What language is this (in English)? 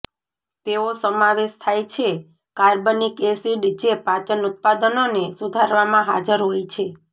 Gujarati